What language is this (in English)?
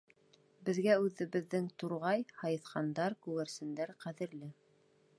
Bashkir